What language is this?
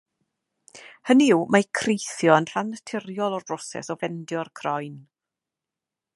Welsh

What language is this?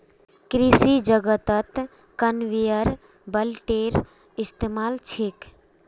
Magahi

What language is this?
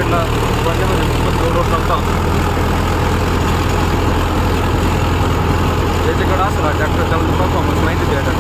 Romanian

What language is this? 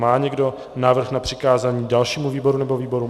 Czech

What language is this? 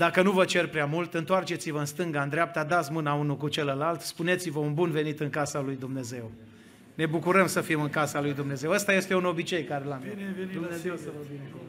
Romanian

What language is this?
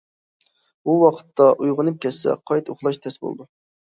Uyghur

